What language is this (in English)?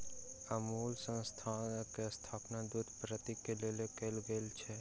Maithili